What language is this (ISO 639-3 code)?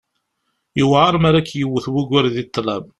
kab